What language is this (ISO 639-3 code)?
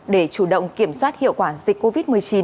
vie